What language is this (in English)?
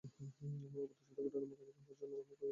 Bangla